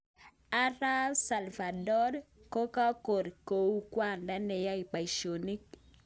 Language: Kalenjin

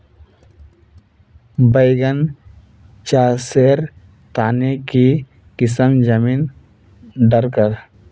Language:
Magahi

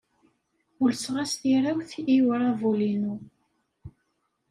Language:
Kabyle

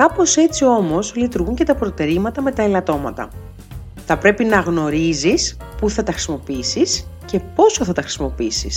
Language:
Greek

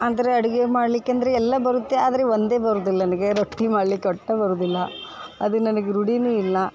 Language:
Kannada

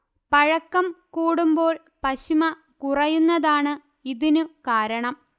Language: Malayalam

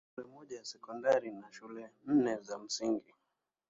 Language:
Swahili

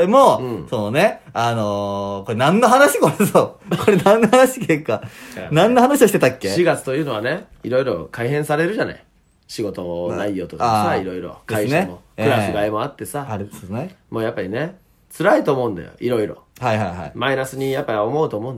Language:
Japanese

